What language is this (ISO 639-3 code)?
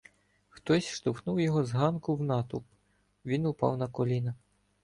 ukr